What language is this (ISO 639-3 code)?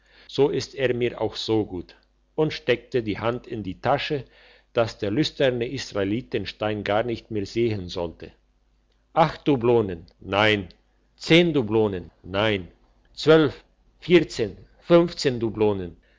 deu